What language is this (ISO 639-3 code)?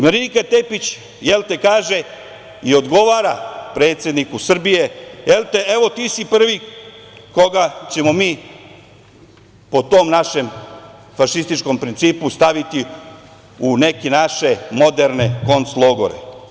srp